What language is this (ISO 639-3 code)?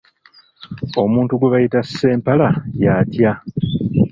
lug